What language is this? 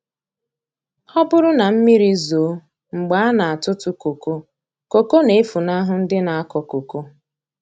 Igbo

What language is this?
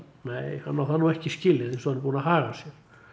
Icelandic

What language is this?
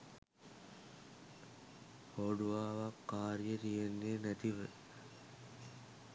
Sinhala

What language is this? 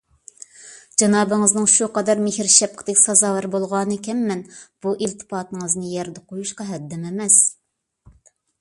Uyghur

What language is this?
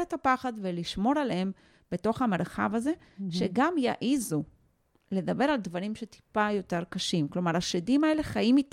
Hebrew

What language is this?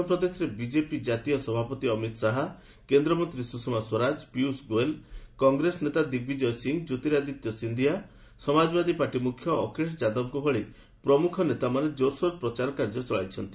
Odia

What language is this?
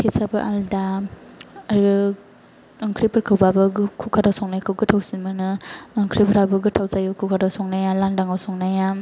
Bodo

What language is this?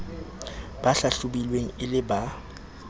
Southern Sotho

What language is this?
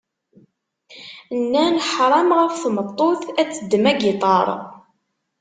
Kabyle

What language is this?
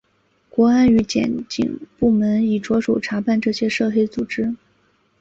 Chinese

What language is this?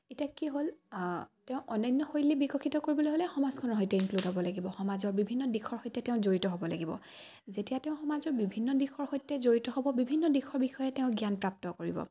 Assamese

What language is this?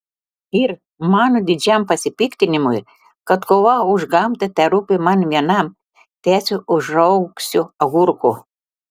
Lithuanian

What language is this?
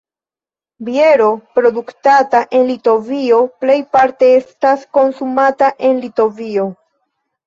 Esperanto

